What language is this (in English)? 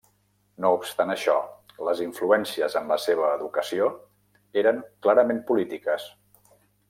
Catalan